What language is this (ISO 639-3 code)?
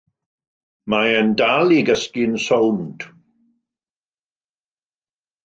cym